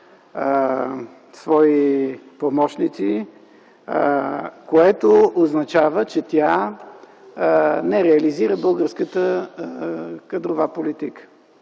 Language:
Bulgarian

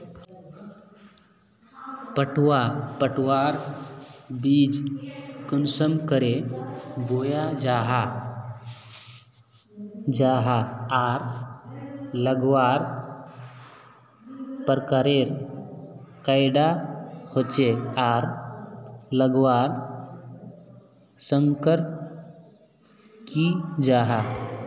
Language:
Magahi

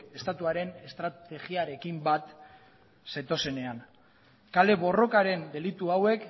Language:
Basque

